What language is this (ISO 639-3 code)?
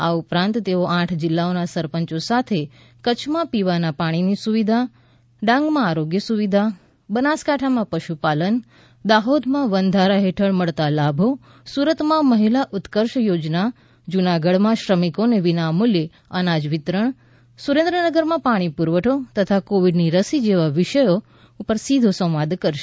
guj